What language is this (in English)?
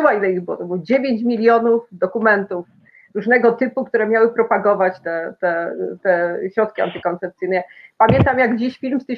Polish